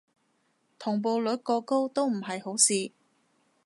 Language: Cantonese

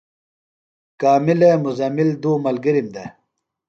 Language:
Phalura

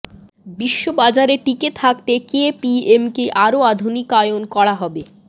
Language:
Bangla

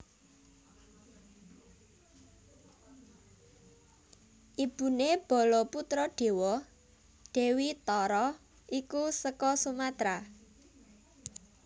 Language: Javanese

